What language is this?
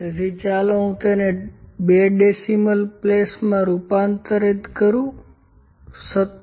Gujarati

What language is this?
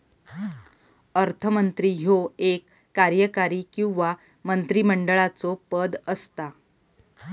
Marathi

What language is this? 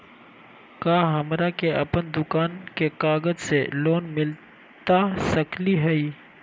Magahi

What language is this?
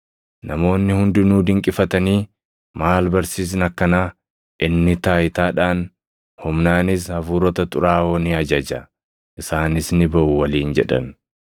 Oromo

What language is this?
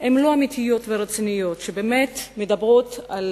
Hebrew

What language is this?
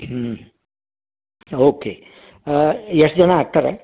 Kannada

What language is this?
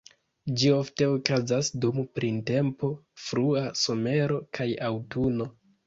Esperanto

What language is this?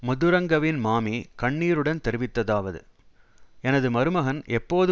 Tamil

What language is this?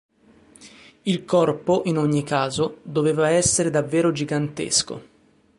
Italian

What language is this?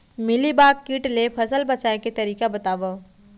Chhattisgarhi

